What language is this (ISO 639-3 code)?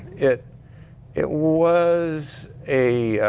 eng